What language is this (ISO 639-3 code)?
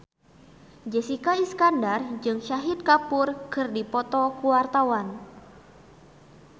sun